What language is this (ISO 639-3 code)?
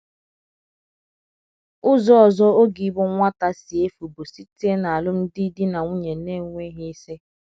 ibo